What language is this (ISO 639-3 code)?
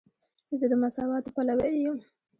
pus